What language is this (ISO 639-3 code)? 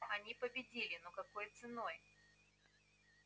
rus